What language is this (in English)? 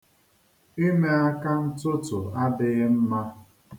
Igbo